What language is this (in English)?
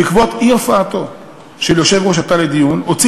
Hebrew